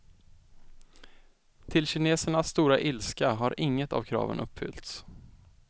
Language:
Swedish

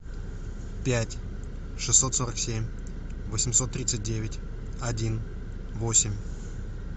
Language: Russian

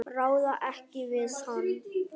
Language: Icelandic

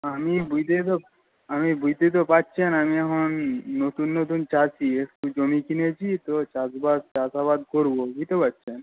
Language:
Bangla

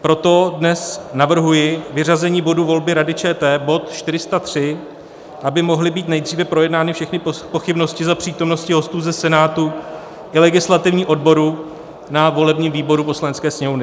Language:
Czech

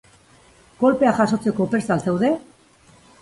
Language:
Basque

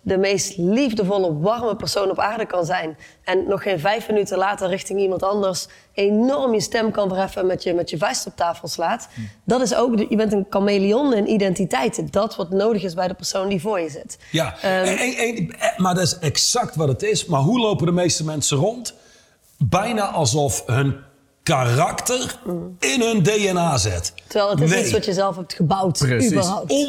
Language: Dutch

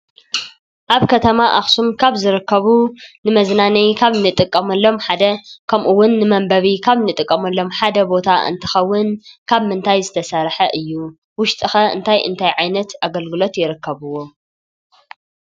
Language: Tigrinya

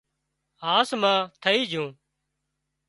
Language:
Wadiyara Koli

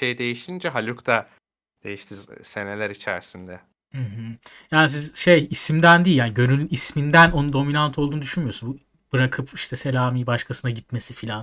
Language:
Turkish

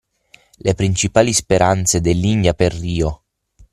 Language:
Italian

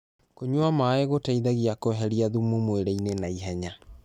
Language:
Kikuyu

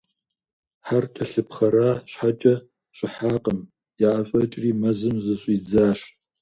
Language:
Kabardian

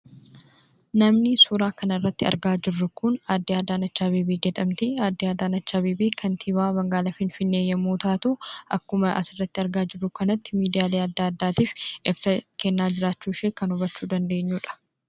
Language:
Oromo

